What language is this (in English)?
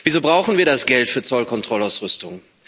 German